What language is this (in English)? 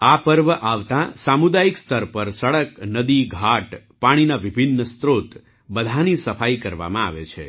Gujarati